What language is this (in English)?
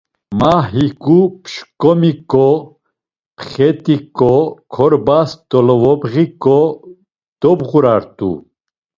Laz